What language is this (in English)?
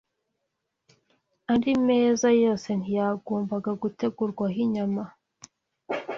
Kinyarwanda